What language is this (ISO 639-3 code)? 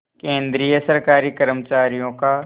hin